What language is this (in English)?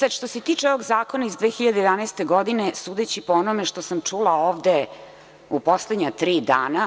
Serbian